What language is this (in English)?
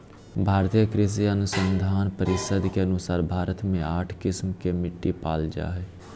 Magahi